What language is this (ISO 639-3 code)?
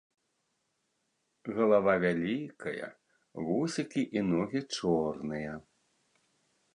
bel